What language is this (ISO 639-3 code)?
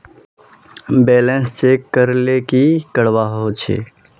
mag